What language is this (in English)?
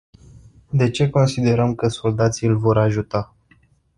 Romanian